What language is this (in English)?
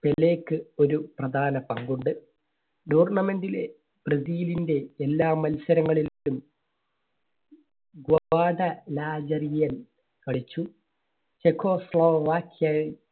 Malayalam